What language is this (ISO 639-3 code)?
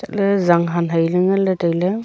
nnp